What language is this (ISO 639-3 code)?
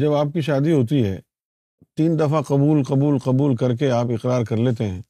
urd